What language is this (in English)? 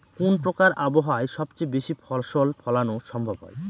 Bangla